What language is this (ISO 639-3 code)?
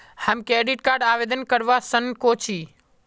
mag